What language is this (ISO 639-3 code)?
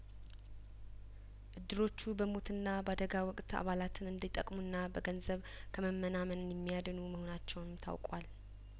amh